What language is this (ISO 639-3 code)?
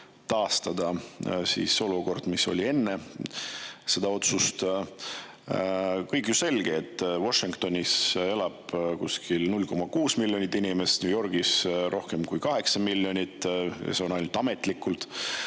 est